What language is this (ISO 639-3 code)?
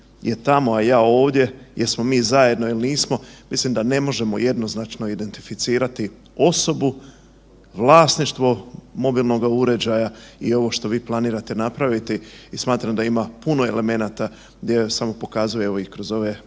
hrv